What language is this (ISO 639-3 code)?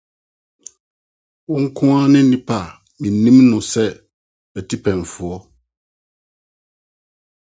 aka